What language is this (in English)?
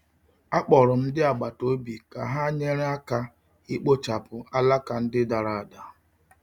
Igbo